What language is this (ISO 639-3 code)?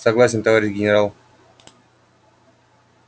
rus